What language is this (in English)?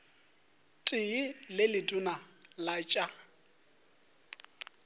Northern Sotho